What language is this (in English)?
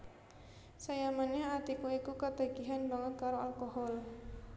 Javanese